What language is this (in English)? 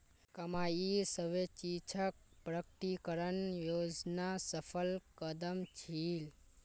Magahi